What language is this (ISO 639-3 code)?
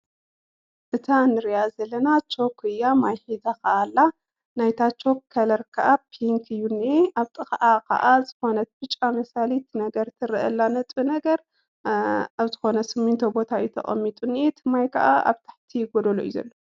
tir